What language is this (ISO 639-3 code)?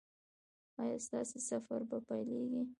pus